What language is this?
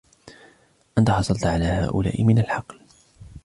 Arabic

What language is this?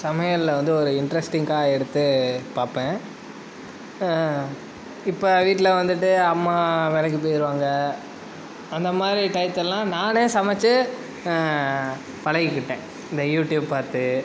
Tamil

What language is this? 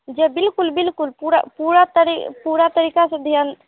Hindi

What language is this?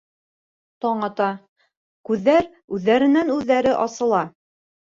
Bashkir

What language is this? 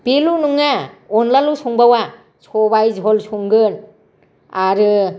Bodo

